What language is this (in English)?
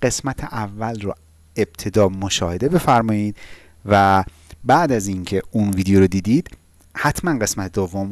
Persian